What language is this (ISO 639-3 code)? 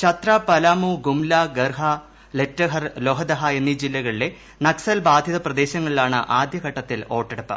mal